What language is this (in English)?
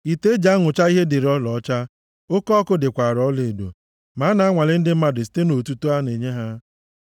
Igbo